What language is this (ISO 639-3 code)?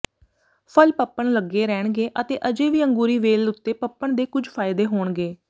pan